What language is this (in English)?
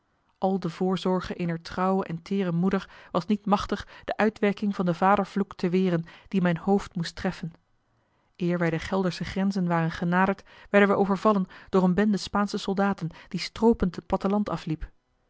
Dutch